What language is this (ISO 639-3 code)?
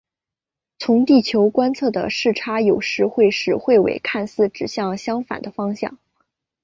zho